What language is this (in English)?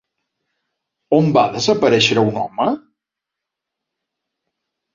Catalan